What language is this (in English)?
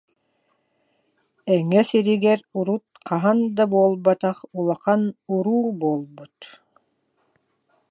Yakut